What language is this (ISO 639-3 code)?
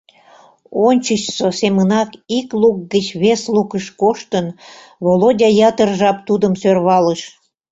chm